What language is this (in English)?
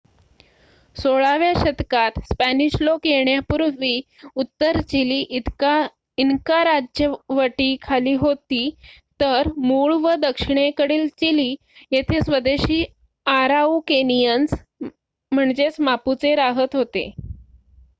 Marathi